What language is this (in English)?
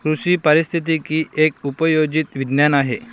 Marathi